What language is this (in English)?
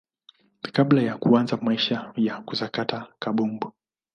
Swahili